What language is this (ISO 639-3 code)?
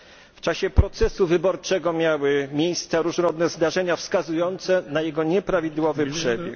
pol